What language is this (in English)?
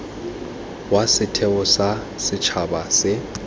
Tswana